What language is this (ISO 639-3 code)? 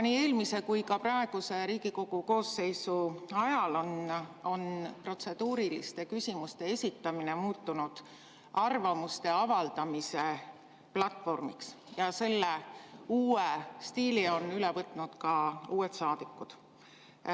est